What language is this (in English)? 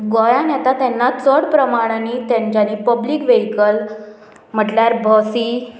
Konkani